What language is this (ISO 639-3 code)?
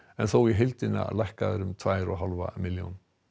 isl